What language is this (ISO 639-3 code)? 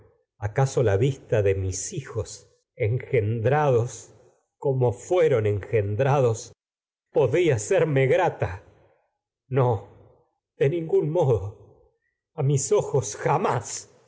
spa